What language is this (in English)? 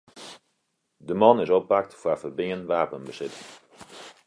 Western Frisian